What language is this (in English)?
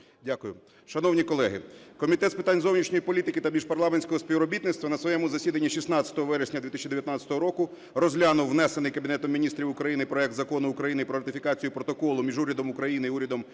Ukrainian